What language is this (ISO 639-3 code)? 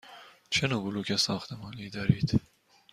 fas